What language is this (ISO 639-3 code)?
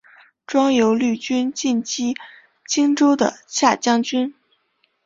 zho